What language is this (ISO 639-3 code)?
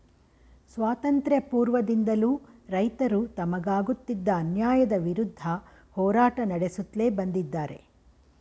kan